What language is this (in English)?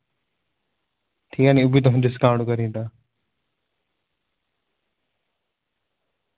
Dogri